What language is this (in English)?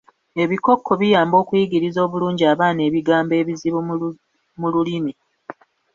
Ganda